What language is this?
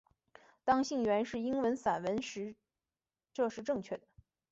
Chinese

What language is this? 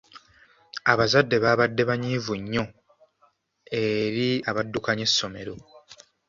Ganda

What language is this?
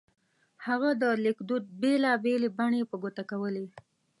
Pashto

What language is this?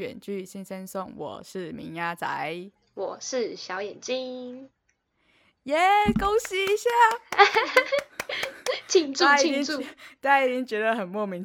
Chinese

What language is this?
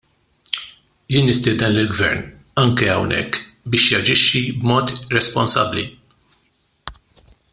Maltese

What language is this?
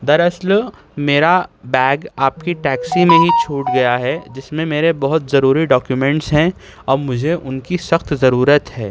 Urdu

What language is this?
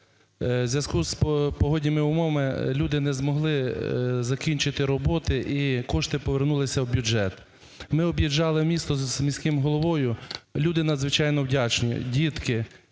Ukrainian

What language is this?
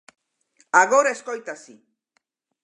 Galician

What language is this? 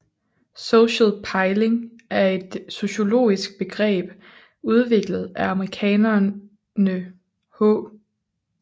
Danish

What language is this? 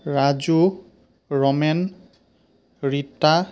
Assamese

